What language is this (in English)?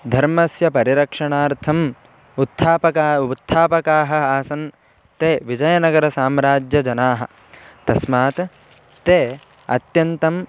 Sanskrit